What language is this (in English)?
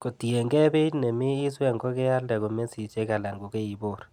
Kalenjin